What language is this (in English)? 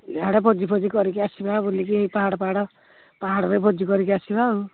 Odia